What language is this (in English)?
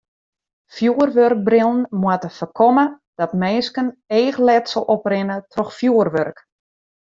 Western Frisian